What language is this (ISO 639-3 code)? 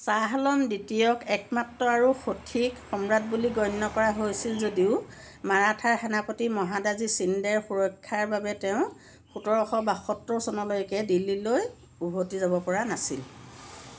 asm